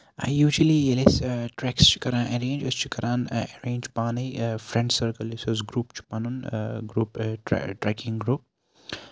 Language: Kashmiri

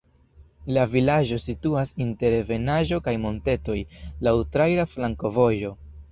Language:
Esperanto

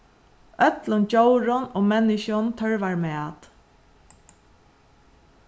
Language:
Faroese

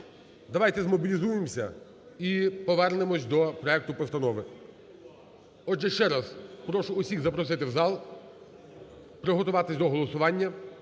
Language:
Ukrainian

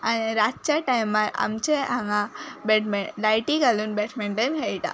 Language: Konkani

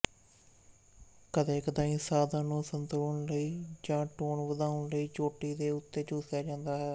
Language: Punjabi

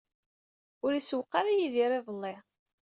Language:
Kabyle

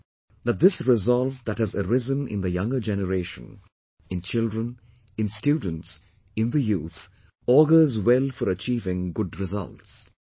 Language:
English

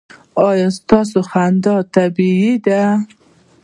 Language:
Pashto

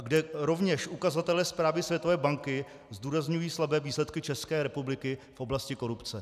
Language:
Czech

